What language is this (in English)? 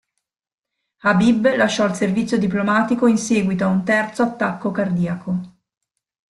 Italian